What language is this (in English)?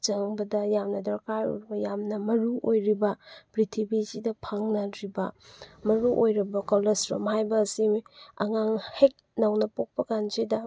Manipuri